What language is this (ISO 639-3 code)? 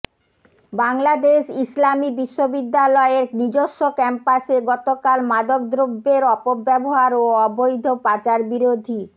ben